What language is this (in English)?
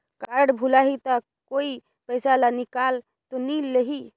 Chhattisgarhi